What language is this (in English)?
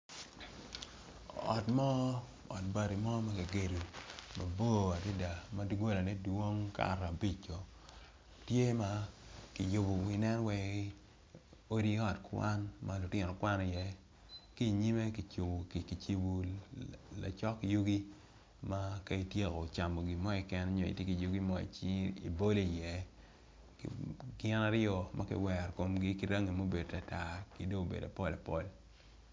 Acoli